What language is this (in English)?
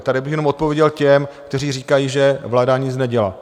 Czech